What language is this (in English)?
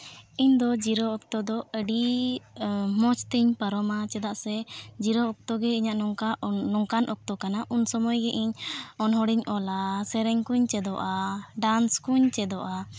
Santali